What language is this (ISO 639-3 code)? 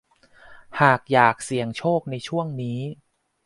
tha